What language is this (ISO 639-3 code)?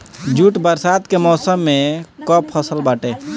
bho